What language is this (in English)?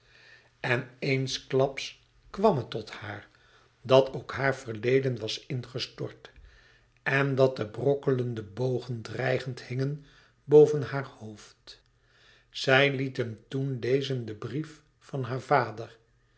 Dutch